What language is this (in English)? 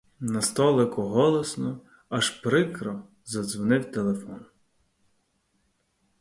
Ukrainian